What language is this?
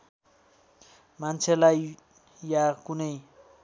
Nepali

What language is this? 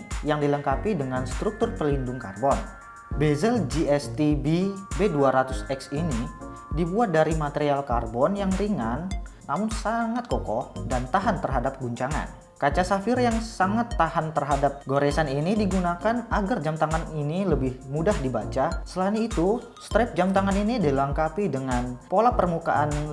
Indonesian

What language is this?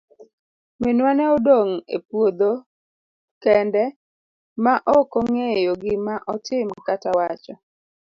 Luo (Kenya and Tanzania)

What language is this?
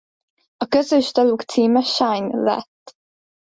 Hungarian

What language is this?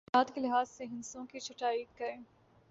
Urdu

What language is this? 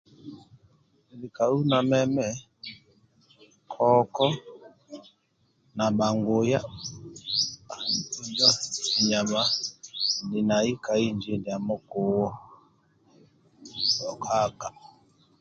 Amba (Uganda)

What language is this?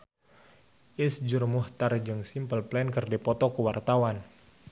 Sundanese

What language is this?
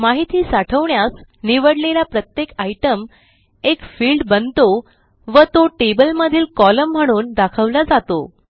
Marathi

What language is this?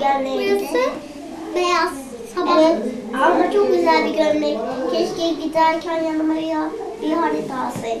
Turkish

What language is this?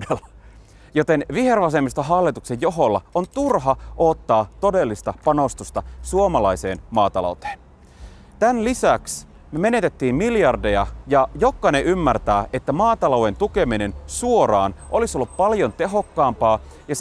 Finnish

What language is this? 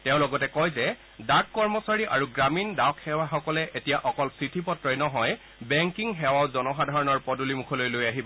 Assamese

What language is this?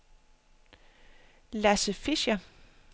Danish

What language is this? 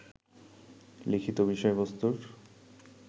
Bangla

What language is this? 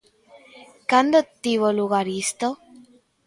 Galician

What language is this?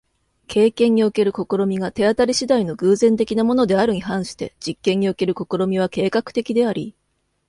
Japanese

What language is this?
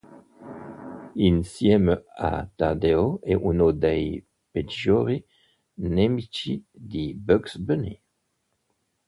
Italian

